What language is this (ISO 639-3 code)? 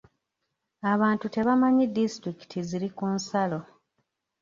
lug